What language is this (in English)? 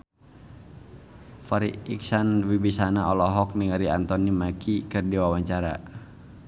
Sundanese